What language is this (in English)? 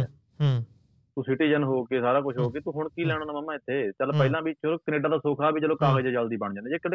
Punjabi